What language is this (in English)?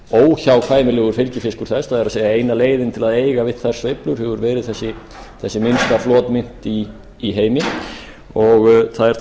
Icelandic